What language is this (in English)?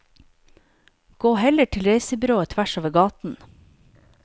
Norwegian